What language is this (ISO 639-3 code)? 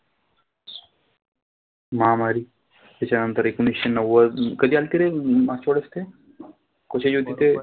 mar